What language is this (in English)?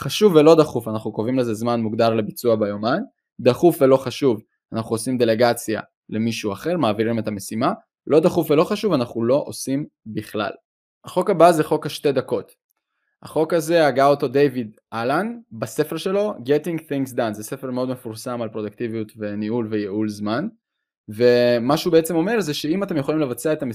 Hebrew